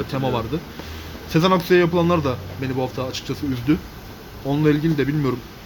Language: Turkish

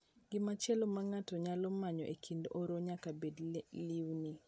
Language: Luo (Kenya and Tanzania)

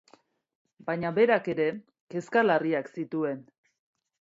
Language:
Basque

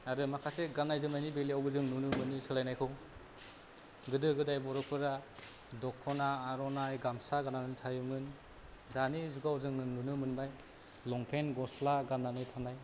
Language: Bodo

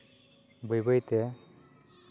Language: Santali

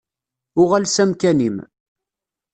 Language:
Kabyle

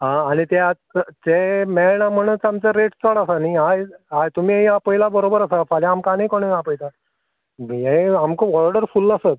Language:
Konkani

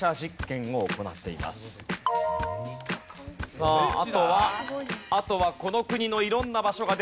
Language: Japanese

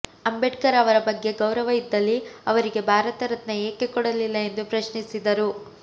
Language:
Kannada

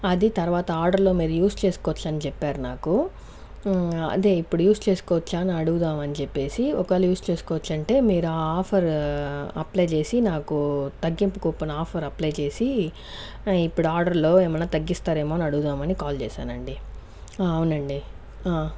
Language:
Telugu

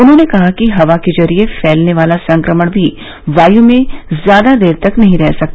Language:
Hindi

